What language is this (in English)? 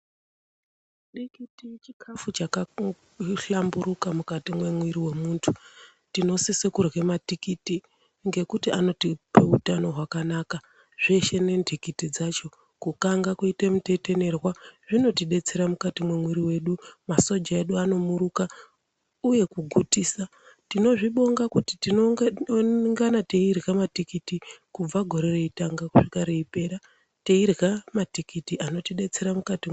Ndau